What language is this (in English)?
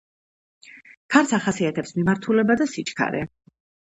Georgian